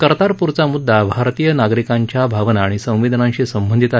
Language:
Marathi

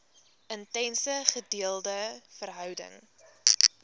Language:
Afrikaans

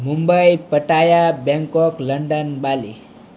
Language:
Gujarati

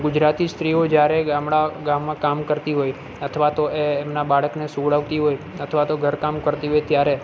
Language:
Gujarati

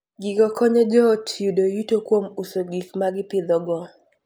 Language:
Luo (Kenya and Tanzania)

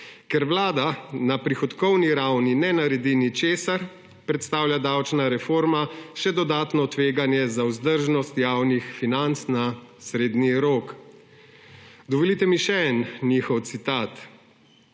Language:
Slovenian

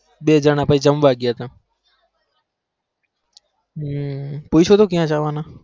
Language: Gujarati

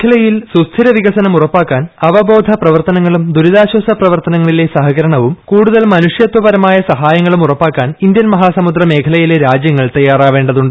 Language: Malayalam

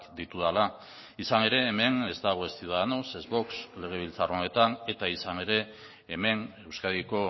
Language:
Basque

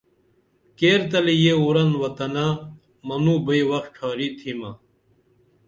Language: Dameli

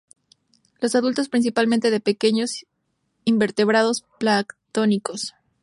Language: Spanish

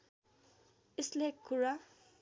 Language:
Nepali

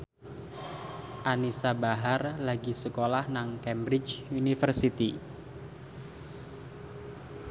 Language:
Javanese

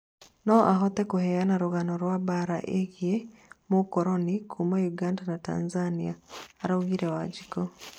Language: Kikuyu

